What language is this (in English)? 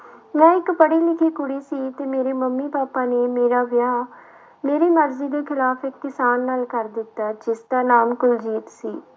Punjabi